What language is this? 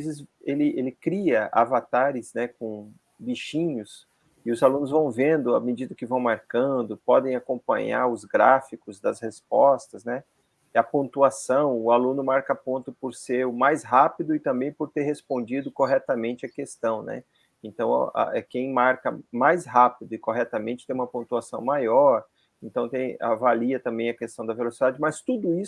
Portuguese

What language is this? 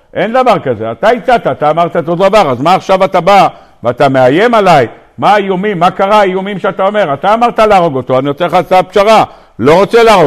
Hebrew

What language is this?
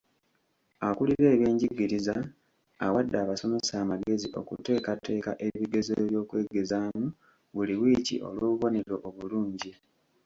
Ganda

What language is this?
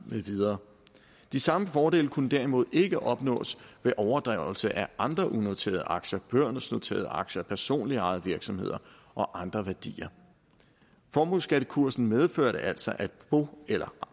Danish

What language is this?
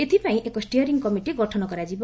Odia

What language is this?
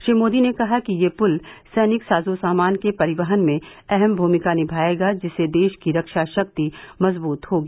Hindi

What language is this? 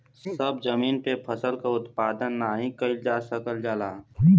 Bhojpuri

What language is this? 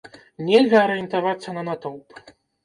Belarusian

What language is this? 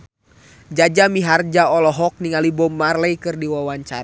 Sundanese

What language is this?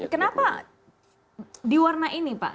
Indonesian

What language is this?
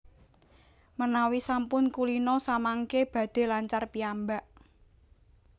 Javanese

